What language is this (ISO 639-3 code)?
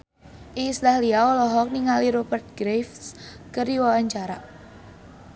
sun